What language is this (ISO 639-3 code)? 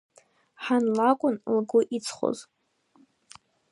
abk